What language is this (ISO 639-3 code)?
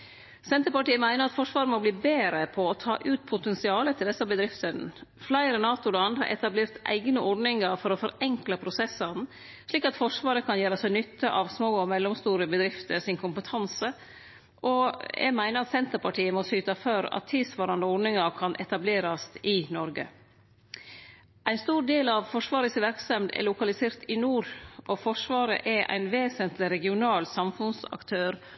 nno